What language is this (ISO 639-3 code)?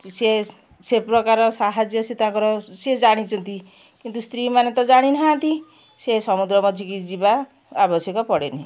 ori